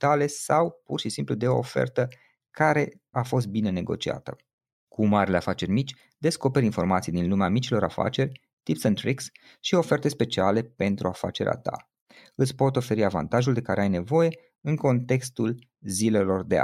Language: Romanian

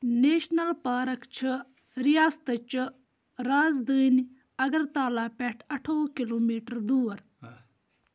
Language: Kashmiri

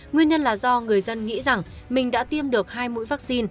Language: Vietnamese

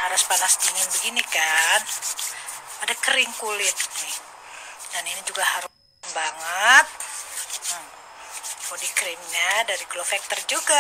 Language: Indonesian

